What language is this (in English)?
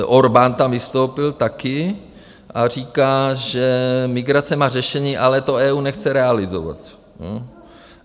Czech